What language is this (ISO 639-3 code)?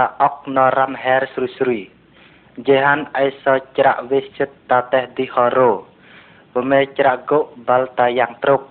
vie